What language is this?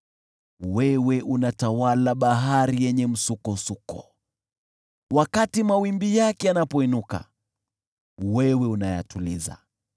Swahili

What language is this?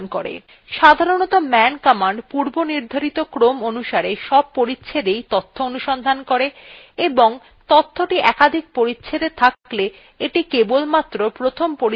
Bangla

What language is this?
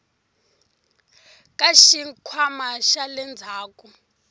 Tsonga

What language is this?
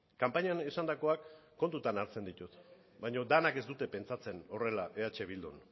Basque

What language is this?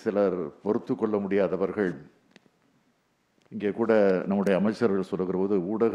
Hindi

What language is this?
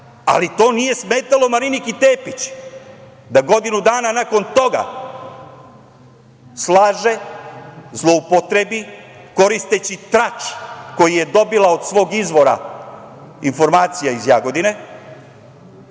Serbian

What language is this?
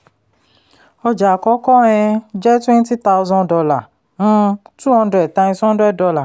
Yoruba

